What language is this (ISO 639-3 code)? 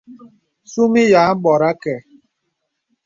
beb